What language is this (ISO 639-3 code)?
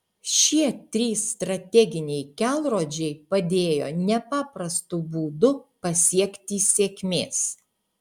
lit